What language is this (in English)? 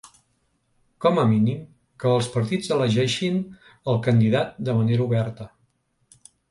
Catalan